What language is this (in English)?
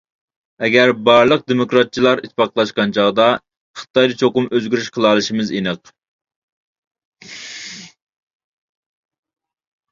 Uyghur